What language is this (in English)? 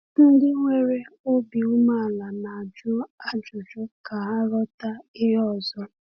Igbo